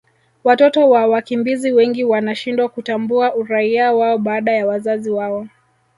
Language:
Swahili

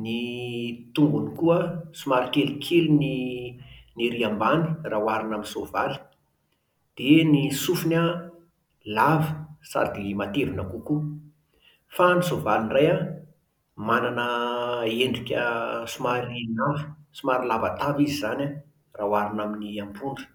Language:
Malagasy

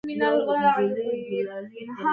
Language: Pashto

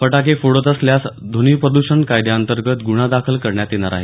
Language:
Marathi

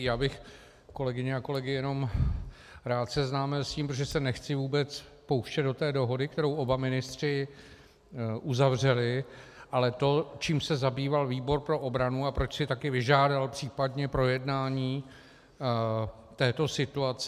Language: Czech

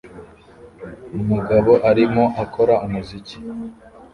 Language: Kinyarwanda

